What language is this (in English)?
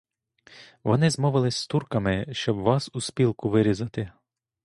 Ukrainian